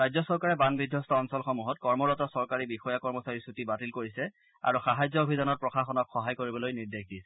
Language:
Assamese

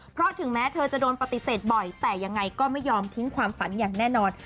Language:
Thai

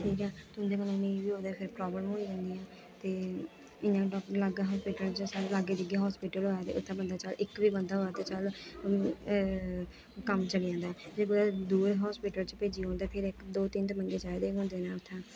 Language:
Dogri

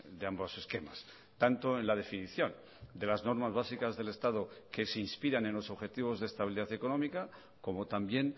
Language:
Spanish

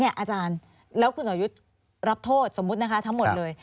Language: Thai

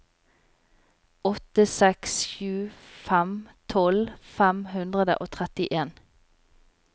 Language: Norwegian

